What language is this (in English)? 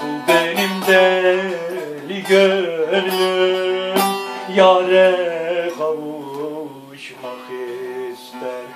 Turkish